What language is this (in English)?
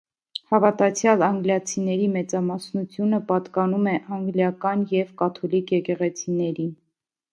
Armenian